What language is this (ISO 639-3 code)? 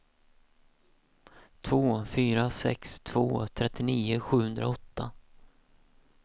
swe